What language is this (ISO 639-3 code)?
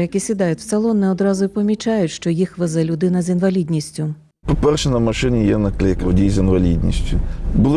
ukr